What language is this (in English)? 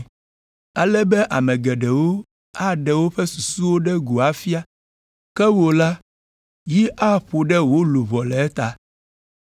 Ewe